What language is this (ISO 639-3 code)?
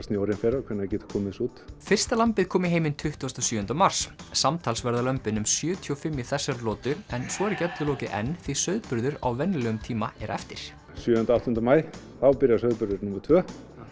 isl